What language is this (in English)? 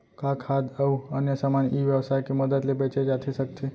Chhattisgarhi